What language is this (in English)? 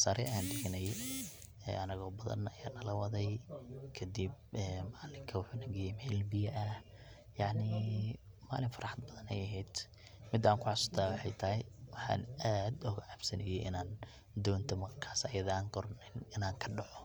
Somali